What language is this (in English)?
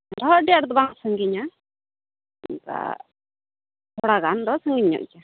Santali